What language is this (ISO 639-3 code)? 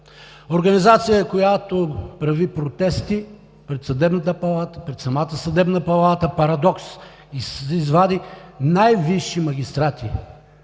bul